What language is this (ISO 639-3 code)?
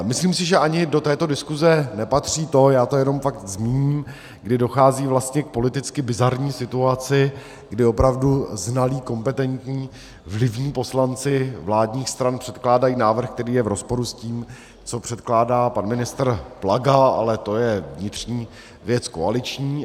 ces